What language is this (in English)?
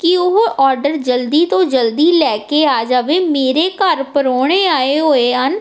Punjabi